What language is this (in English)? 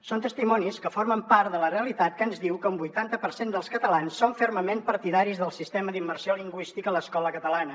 Catalan